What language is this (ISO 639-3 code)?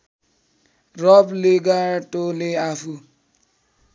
nep